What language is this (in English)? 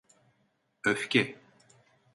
Turkish